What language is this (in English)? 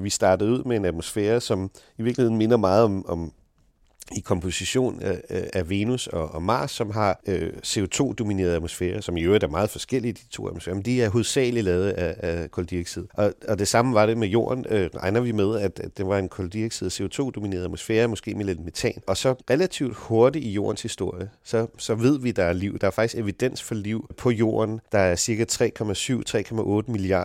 Danish